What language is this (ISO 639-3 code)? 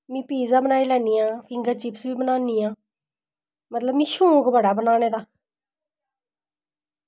doi